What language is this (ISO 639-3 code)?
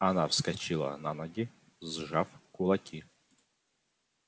rus